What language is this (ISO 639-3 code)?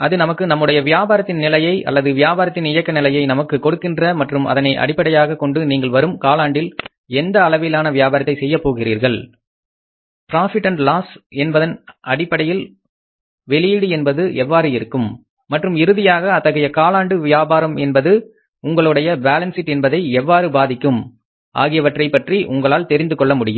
tam